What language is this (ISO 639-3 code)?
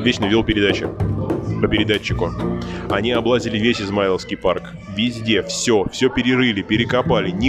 rus